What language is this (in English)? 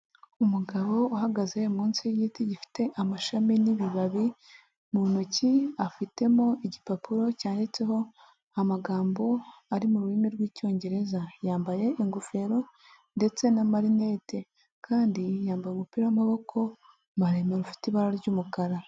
Kinyarwanda